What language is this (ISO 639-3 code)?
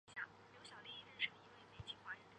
zho